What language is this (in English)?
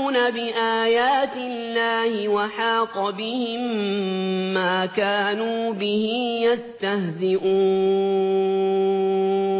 Arabic